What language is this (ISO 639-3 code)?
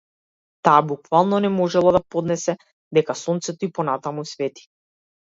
mkd